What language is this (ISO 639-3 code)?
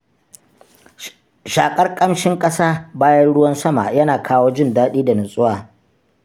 hau